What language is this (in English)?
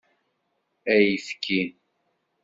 Kabyle